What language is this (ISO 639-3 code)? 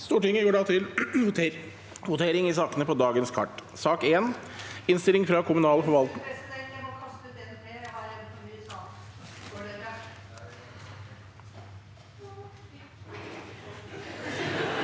nor